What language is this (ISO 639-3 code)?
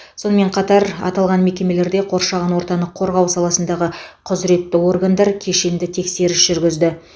kaz